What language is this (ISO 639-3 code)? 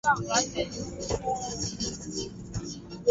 swa